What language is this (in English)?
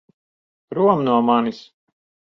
Latvian